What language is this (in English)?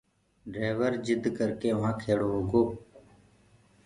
Gurgula